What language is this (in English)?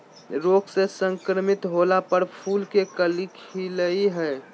Magahi